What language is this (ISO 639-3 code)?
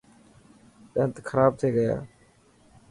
mki